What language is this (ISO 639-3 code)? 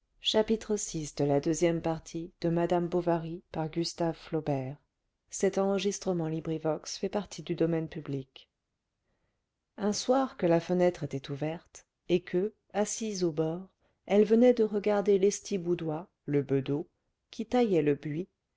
fra